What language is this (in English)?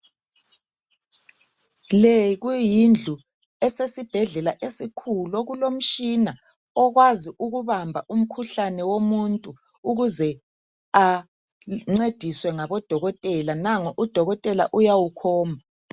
North Ndebele